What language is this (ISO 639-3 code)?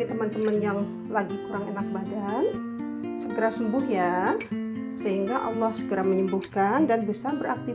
ind